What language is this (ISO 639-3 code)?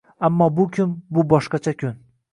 uzb